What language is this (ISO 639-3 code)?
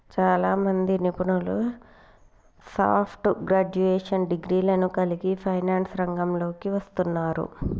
tel